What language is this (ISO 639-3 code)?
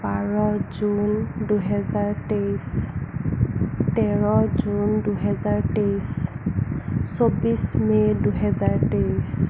asm